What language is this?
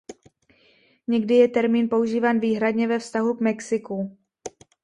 Czech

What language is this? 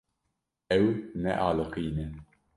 Kurdish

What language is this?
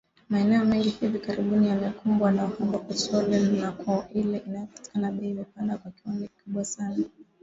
Swahili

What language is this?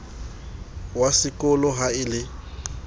Southern Sotho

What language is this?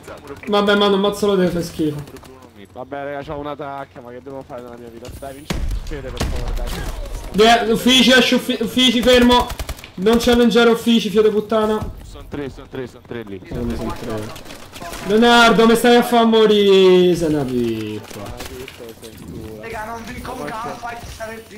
Italian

